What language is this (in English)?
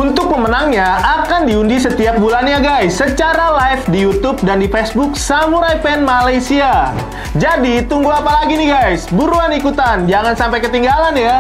Indonesian